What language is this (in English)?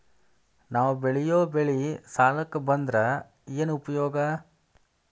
Kannada